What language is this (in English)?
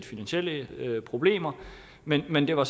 Danish